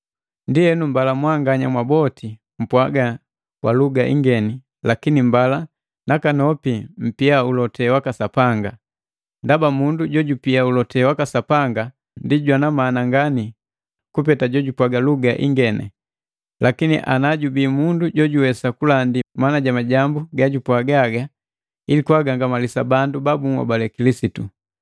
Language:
Matengo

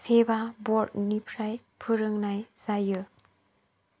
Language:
Bodo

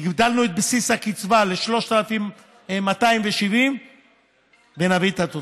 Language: Hebrew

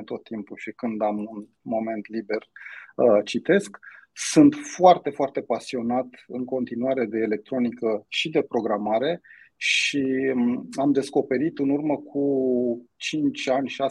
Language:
Romanian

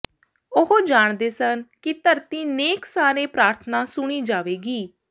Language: Punjabi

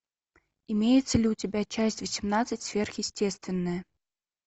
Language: Russian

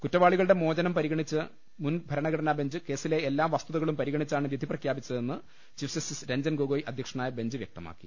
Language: Malayalam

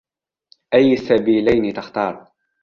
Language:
Arabic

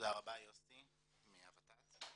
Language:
Hebrew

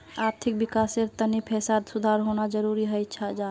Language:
Magahi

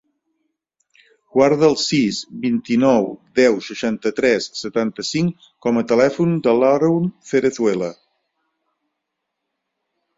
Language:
Catalan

